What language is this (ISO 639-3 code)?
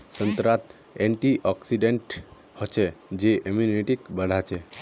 mag